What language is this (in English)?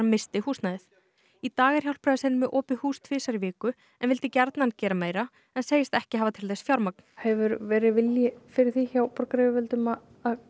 Icelandic